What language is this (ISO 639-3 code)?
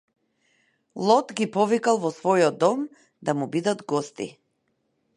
mkd